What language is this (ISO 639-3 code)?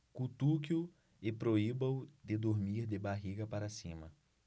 por